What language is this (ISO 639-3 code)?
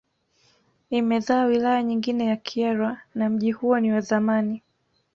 swa